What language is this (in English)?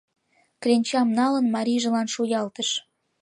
Mari